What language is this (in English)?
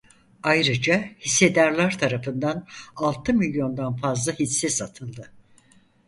Turkish